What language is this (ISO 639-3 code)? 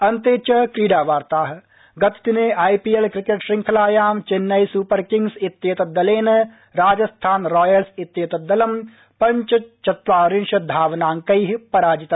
san